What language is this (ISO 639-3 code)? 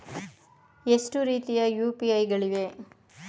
kan